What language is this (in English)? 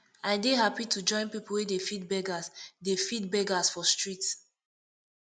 Nigerian Pidgin